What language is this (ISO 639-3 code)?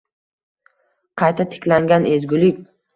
uzb